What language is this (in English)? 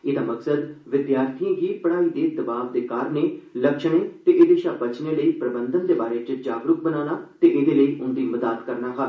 Dogri